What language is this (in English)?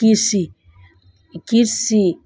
Nepali